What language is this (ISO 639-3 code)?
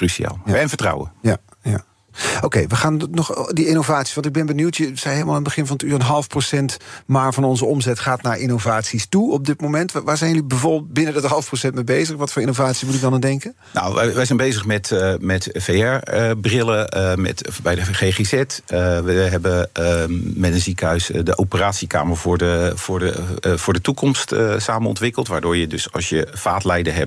nld